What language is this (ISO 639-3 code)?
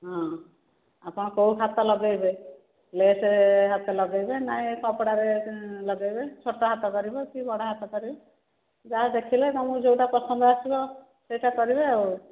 ori